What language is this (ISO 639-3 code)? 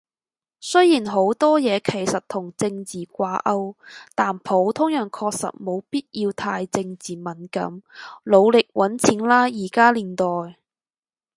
yue